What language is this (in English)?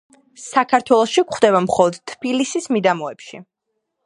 Georgian